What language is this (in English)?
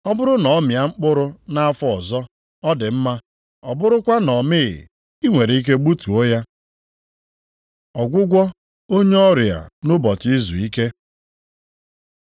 Igbo